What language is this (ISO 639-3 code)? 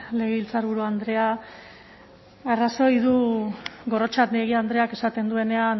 eus